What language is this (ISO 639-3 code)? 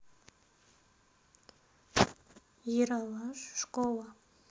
rus